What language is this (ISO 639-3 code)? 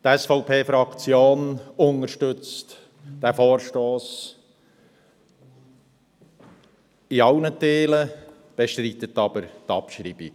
gsw